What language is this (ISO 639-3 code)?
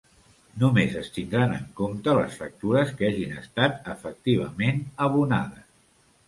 cat